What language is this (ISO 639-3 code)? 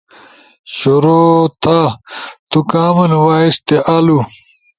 ush